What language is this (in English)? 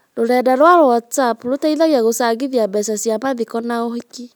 Kikuyu